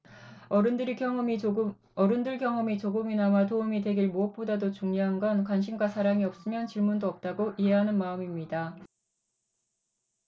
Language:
Korean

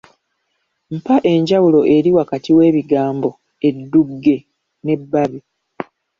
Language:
Ganda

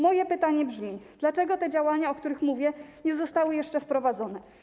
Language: Polish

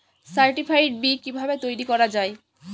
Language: Bangla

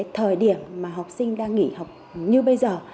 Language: Vietnamese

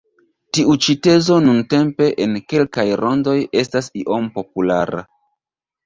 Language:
Esperanto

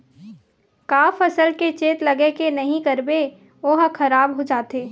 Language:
Chhattisgarhi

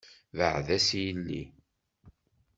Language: Kabyle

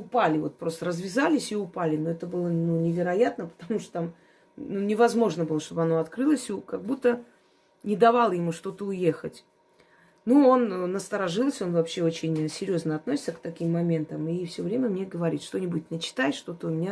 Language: Russian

